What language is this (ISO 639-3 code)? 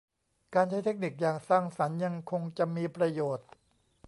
tha